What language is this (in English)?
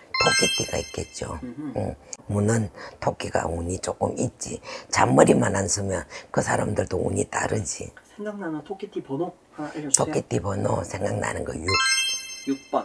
Korean